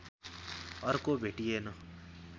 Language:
Nepali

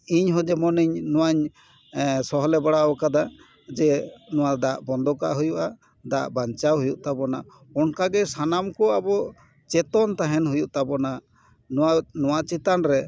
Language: Santali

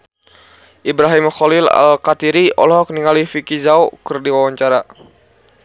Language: Sundanese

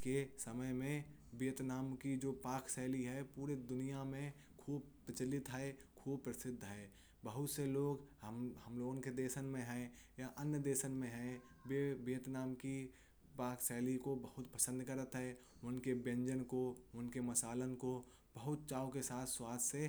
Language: Kanauji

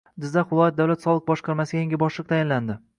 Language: Uzbek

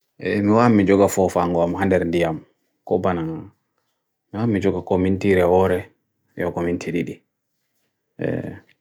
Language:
Bagirmi Fulfulde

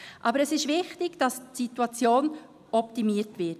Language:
Swiss German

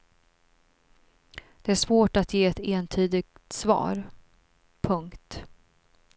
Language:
Swedish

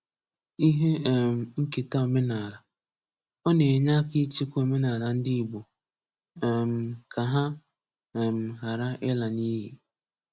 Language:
Igbo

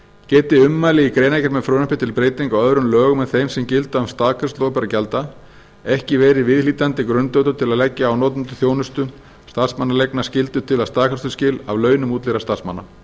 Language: Icelandic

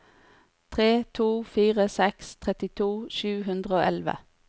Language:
Norwegian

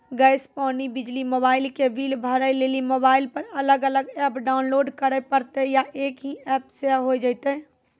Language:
Maithili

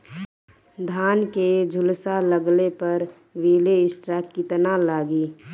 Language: Bhojpuri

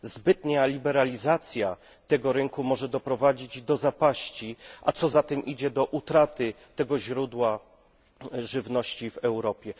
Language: Polish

